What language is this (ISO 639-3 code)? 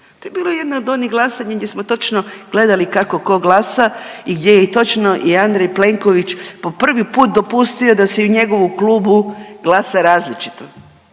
hrv